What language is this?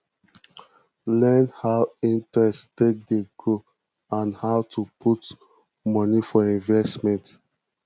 Nigerian Pidgin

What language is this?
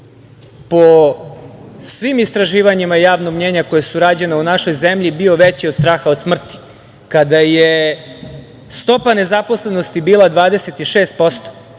Serbian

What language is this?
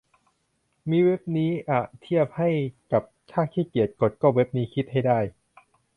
Thai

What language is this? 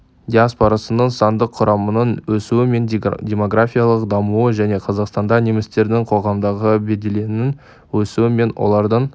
Kazakh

